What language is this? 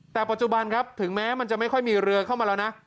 Thai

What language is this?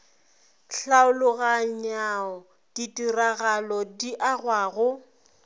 Northern Sotho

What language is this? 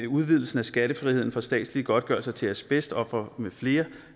Danish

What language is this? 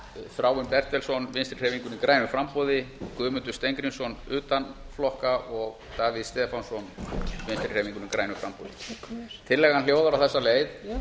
Icelandic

